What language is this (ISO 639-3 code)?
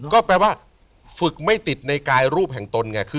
tha